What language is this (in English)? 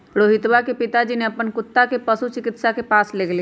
Magahi